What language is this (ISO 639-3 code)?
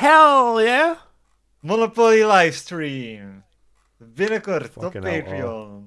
nld